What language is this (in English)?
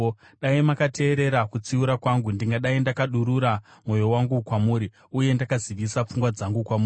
Shona